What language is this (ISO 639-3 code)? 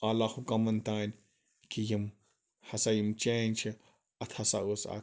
kas